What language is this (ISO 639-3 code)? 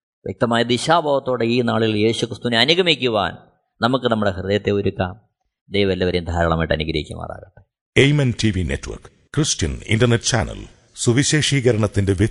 mal